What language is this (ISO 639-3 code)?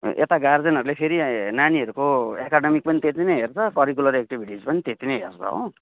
nep